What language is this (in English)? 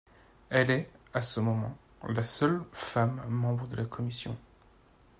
French